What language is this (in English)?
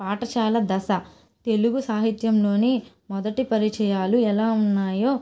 Telugu